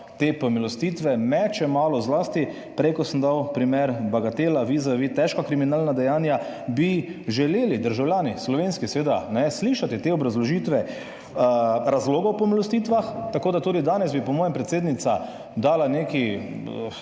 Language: Slovenian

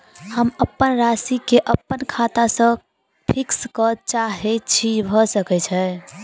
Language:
Maithili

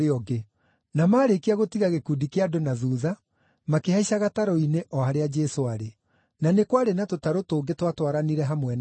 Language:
Kikuyu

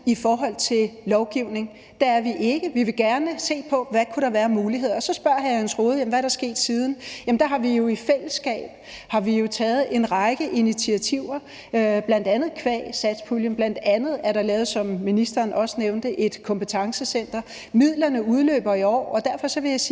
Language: Danish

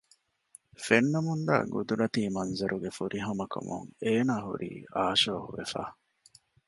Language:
Divehi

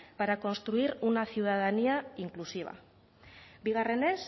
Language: Spanish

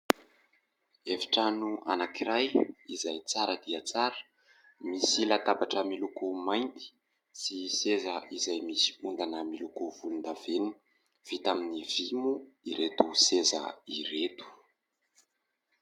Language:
Malagasy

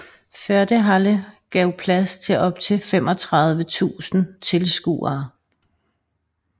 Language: Danish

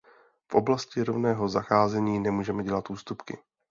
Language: Czech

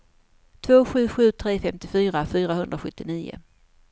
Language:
Swedish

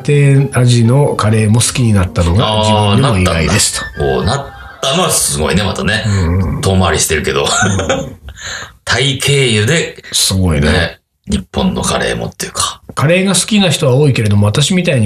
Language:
Japanese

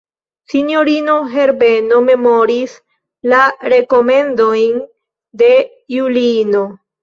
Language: Esperanto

